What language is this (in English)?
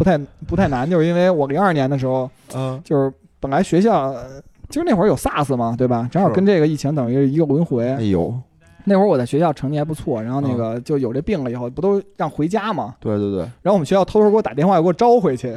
Chinese